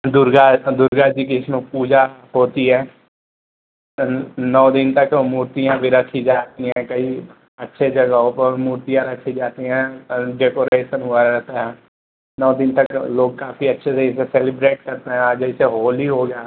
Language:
Hindi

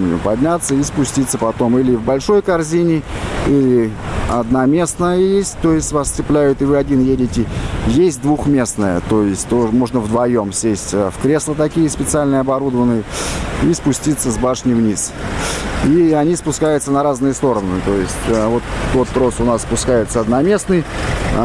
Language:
Russian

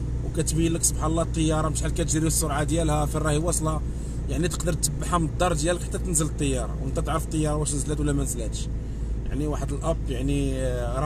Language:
Arabic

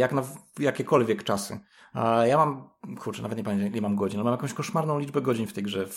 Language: Polish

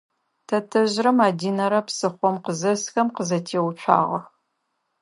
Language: Adyghe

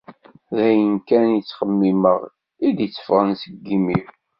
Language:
Kabyle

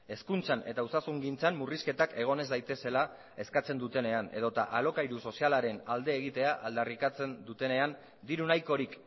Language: Basque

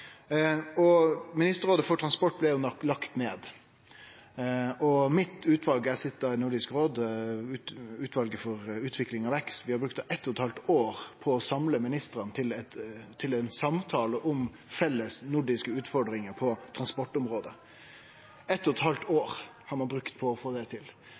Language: Norwegian Nynorsk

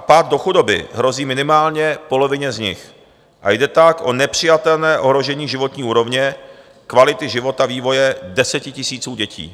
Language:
Czech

